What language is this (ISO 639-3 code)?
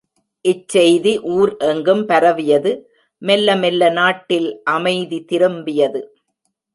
tam